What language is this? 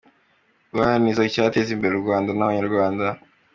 Kinyarwanda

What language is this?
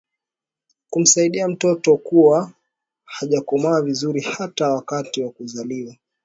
Swahili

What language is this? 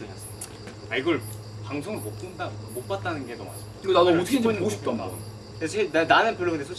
Korean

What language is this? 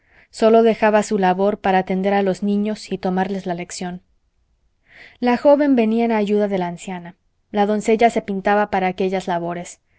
Spanish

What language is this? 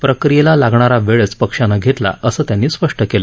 Marathi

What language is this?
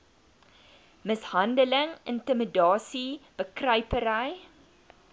Afrikaans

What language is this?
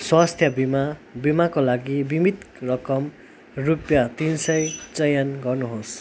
Nepali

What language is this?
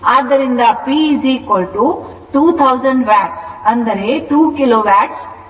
Kannada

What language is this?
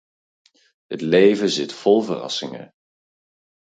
Dutch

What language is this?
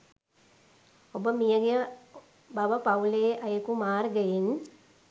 Sinhala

